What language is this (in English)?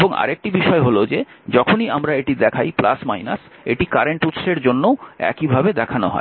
Bangla